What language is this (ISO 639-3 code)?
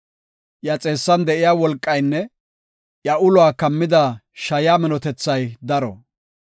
gof